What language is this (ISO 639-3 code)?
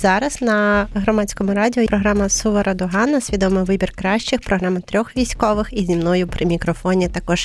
ukr